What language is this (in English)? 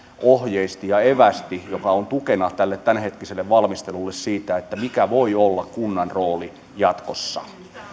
Finnish